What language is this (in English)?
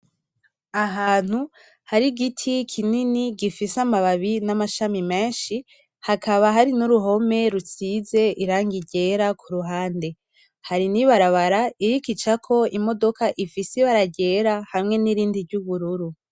Rundi